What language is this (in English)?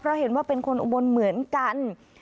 Thai